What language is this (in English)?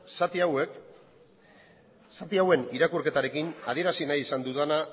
Basque